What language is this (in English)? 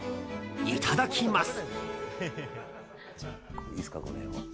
Japanese